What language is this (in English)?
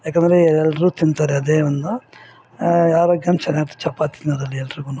Kannada